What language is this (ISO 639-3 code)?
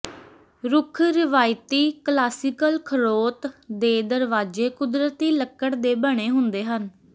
pan